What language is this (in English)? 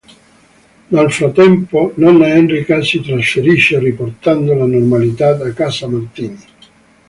Italian